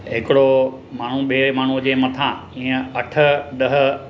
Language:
Sindhi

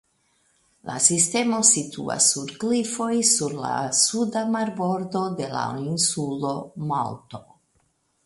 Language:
Esperanto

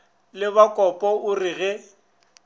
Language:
Northern Sotho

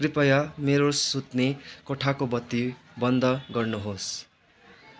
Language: Nepali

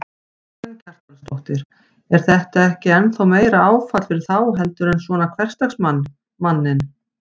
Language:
Icelandic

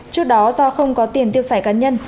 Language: Vietnamese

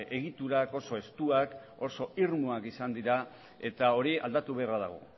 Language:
Basque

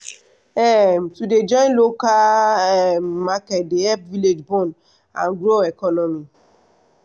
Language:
Nigerian Pidgin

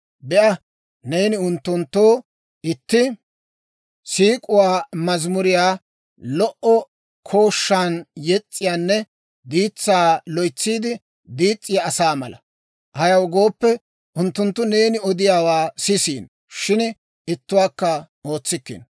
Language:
Dawro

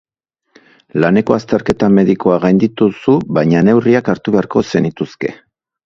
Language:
Basque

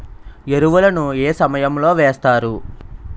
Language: Telugu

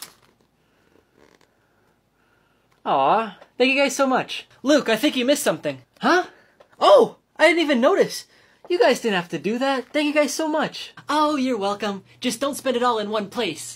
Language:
English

